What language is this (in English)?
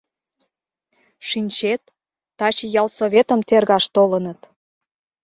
Mari